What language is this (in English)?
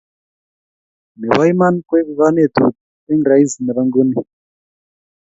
Kalenjin